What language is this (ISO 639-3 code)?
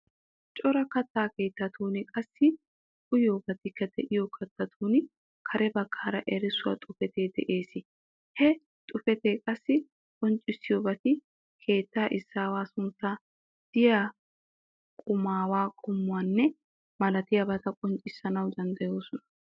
wal